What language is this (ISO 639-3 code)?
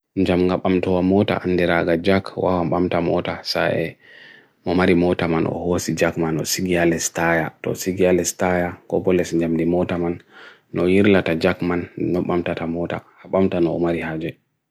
fui